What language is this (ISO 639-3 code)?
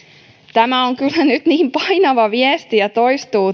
fin